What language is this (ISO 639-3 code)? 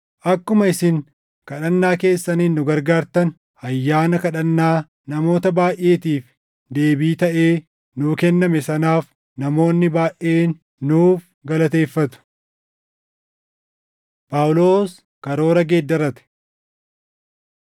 orm